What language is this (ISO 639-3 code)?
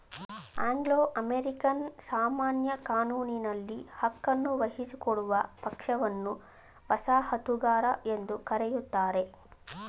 kan